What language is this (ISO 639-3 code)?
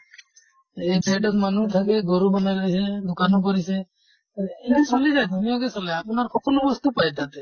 asm